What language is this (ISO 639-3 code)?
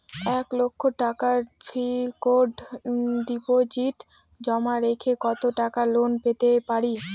ben